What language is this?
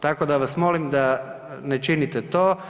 Croatian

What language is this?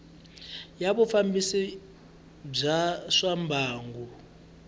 Tsonga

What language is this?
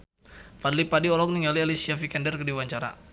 Sundanese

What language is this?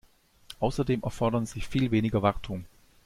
German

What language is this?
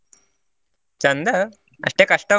Kannada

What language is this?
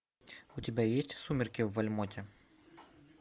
Russian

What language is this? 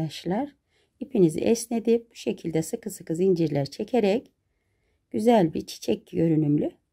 Turkish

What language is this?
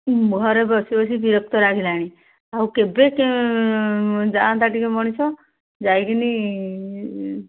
Odia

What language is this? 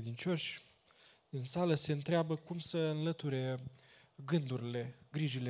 Romanian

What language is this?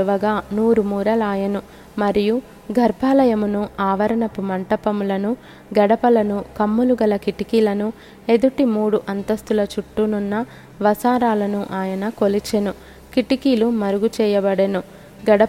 Telugu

